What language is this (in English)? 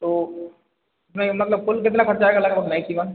Hindi